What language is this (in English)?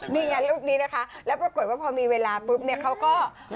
Thai